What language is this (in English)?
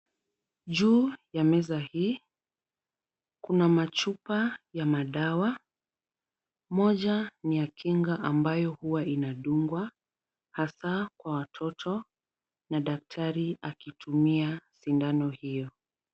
Swahili